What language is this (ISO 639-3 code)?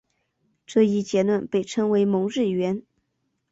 zho